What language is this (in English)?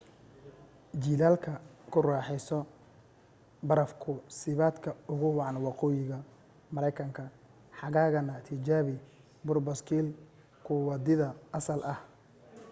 Somali